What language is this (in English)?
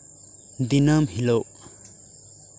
Santali